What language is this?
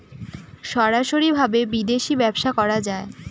Bangla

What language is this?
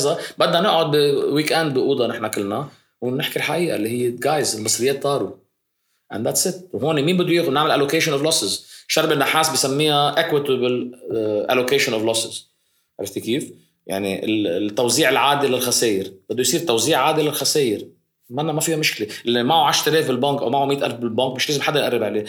Arabic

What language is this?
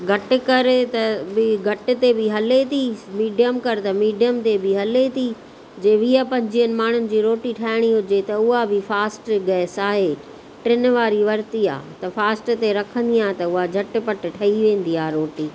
Sindhi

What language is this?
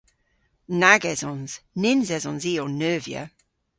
Cornish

